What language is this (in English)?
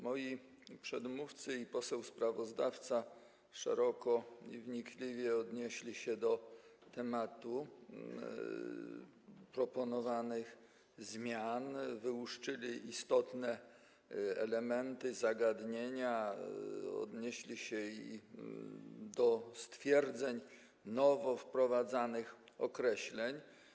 Polish